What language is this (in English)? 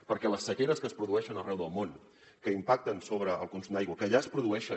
Catalan